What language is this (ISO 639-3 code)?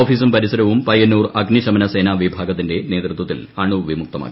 mal